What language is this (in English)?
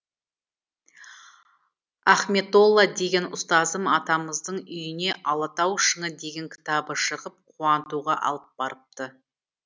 Kazakh